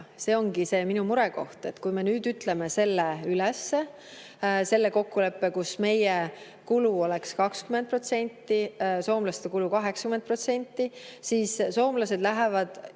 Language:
Estonian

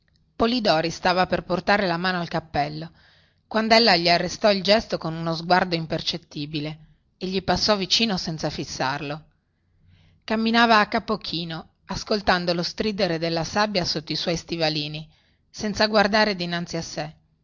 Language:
Italian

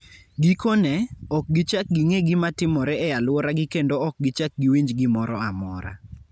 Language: Luo (Kenya and Tanzania)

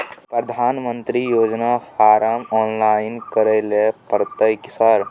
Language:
Maithili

